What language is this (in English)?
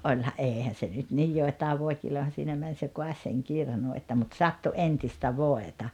Finnish